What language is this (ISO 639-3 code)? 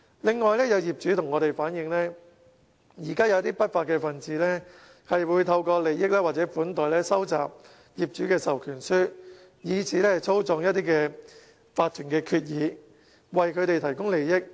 yue